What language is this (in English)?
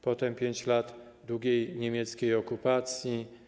Polish